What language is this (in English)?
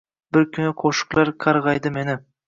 Uzbek